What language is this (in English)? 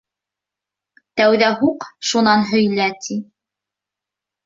Bashkir